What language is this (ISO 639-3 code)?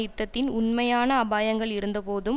tam